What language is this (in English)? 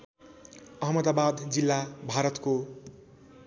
Nepali